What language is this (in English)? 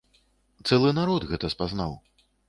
Belarusian